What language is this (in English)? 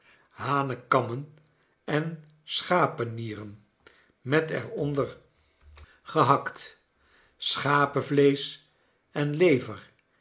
Dutch